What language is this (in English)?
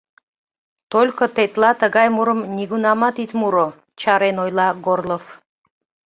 Mari